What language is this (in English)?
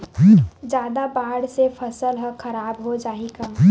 Chhattisgarhi